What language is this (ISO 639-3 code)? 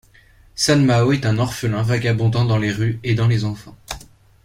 fra